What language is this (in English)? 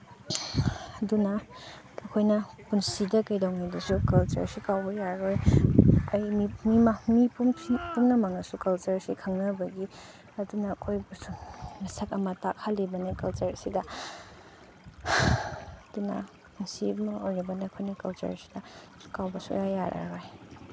Manipuri